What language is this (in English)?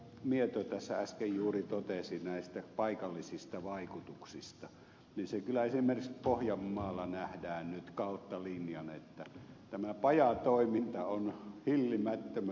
Finnish